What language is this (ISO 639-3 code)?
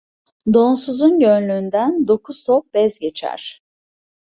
tur